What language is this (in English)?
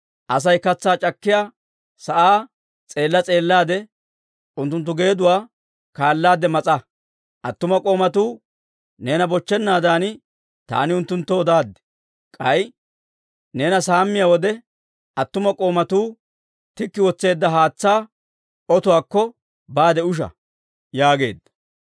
Dawro